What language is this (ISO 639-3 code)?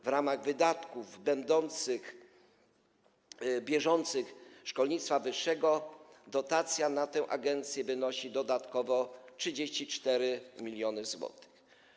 pol